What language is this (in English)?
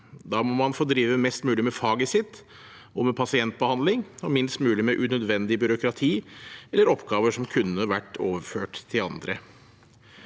Norwegian